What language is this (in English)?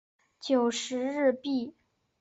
Chinese